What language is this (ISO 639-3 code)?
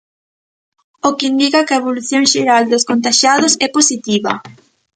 glg